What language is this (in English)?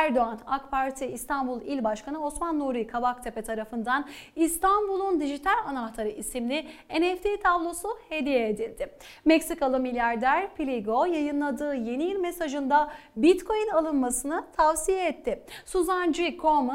Turkish